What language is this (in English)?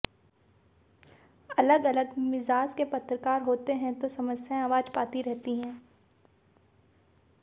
Hindi